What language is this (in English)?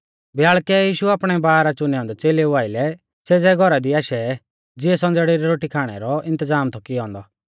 Mahasu Pahari